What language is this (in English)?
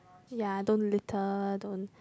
English